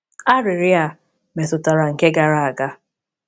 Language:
Igbo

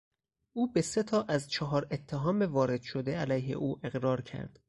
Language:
Persian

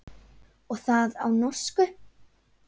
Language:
Icelandic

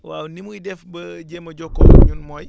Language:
Wolof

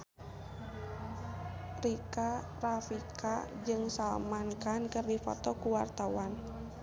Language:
Sundanese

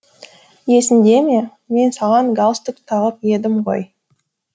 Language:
Kazakh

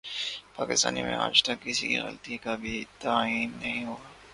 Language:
Urdu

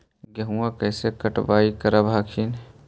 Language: Magahi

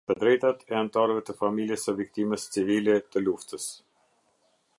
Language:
Albanian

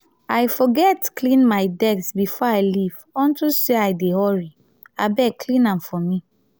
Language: Nigerian Pidgin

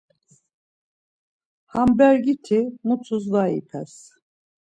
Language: Laz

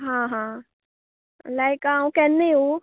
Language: Konkani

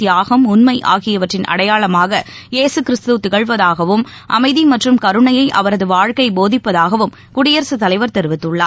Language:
Tamil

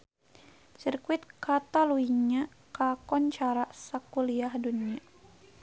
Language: Sundanese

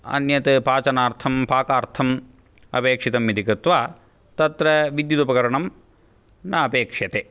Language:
Sanskrit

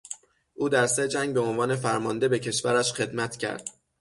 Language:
Persian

